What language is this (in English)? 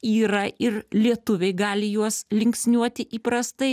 Lithuanian